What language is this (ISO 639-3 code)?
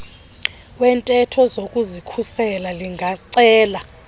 xho